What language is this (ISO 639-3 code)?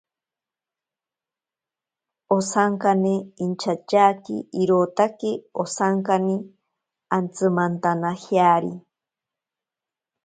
prq